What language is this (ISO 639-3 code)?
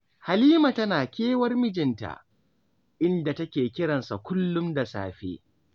hau